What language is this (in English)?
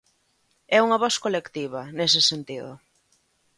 Galician